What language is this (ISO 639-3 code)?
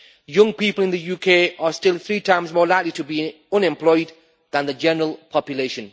eng